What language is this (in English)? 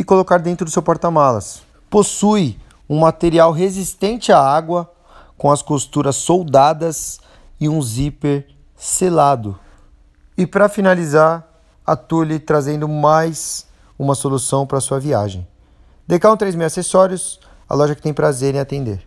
Portuguese